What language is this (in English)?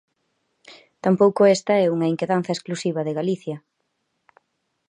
Galician